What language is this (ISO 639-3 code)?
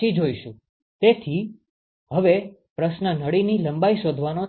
guj